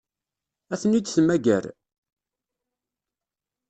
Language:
Kabyle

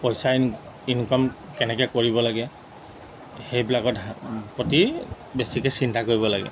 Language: Assamese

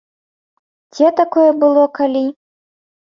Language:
Belarusian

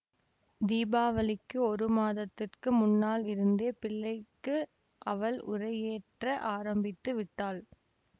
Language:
Tamil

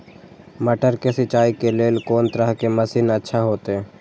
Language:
Maithili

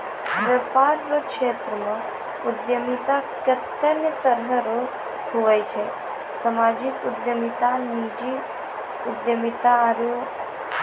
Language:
Maithili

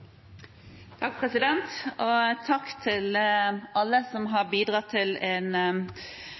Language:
Norwegian Bokmål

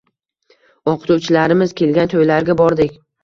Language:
Uzbek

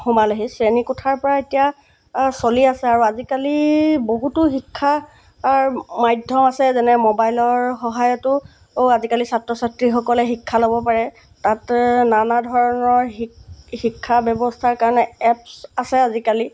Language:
Assamese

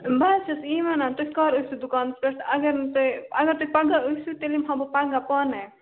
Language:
Kashmiri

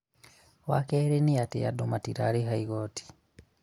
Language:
Kikuyu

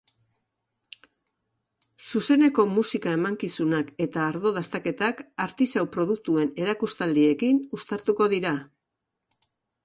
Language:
Basque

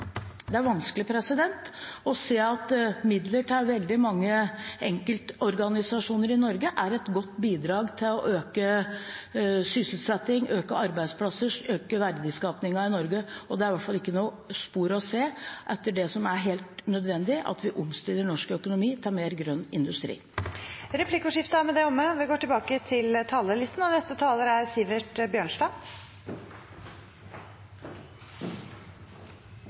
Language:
Norwegian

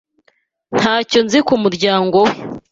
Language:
Kinyarwanda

